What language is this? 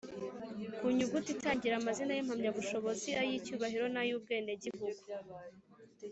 Kinyarwanda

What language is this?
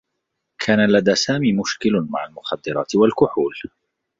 Arabic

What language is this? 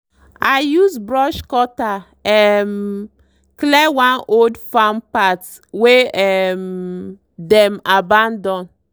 Nigerian Pidgin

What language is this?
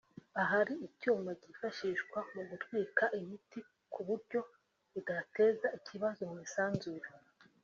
Kinyarwanda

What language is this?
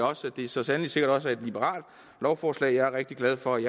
Danish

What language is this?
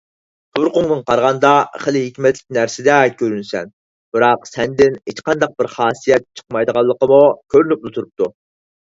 Uyghur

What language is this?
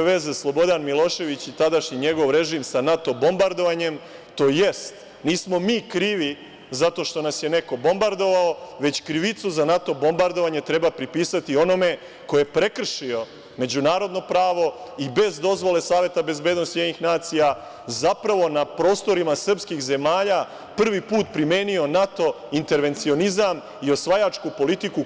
Serbian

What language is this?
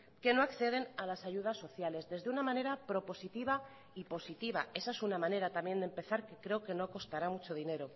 Spanish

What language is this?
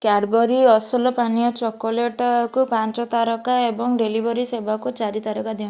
Odia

